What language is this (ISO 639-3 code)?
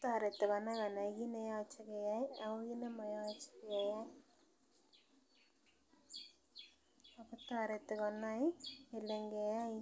kln